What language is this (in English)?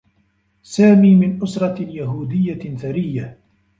Arabic